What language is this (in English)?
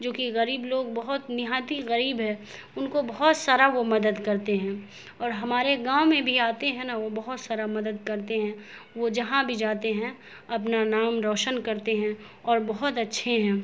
Urdu